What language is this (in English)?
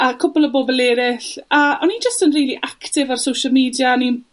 Welsh